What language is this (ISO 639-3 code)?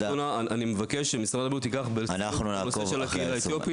heb